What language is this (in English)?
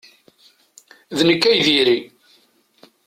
Kabyle